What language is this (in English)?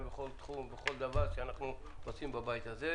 Hebrew